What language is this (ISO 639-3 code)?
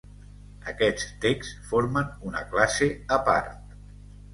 cat